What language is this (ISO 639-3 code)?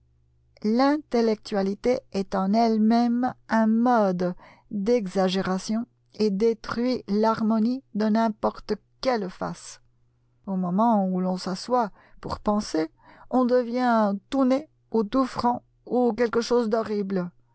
fra